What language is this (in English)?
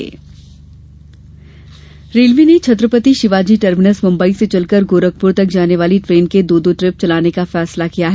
Hindi